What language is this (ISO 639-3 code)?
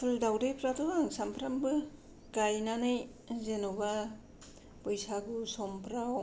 brx